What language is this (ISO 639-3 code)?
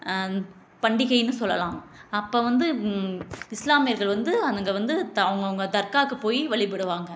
tam